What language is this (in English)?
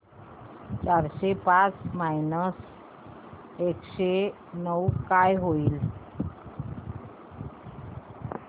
Marathi